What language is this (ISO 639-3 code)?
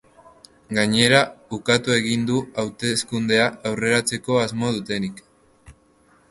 eus